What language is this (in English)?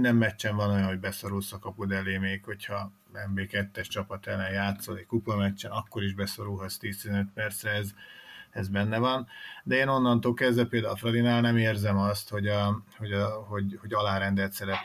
Hungarian